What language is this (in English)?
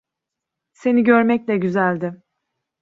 Turkish